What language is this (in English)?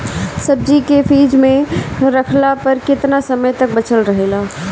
Bhojpuri